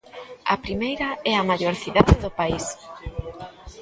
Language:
Galician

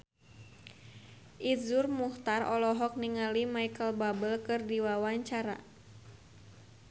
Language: Sundanese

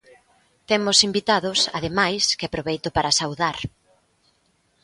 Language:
Galician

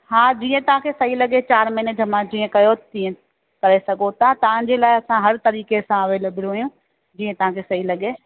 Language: Sindhi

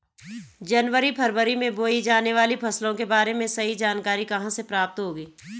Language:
Hindi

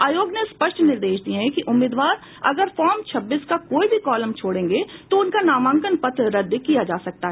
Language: Hindi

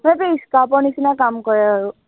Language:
Assamese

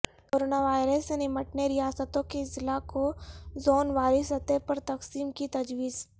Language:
Urdu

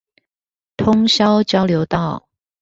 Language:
Chinese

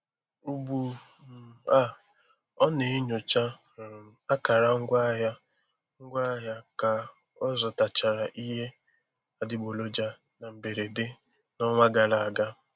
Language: Igbo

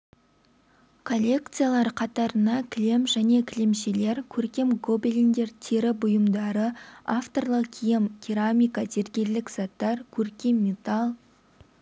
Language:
Kazakh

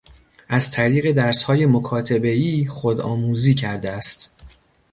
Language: Persian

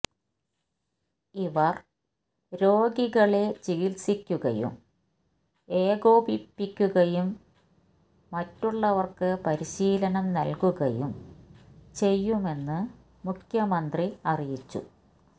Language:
Malayalam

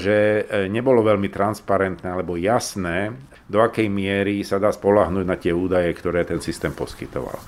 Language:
Slovak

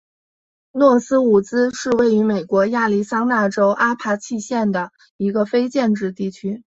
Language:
Chinese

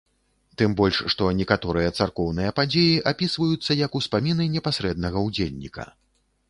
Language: Belarusian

